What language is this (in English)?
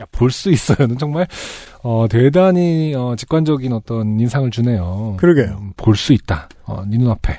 Korean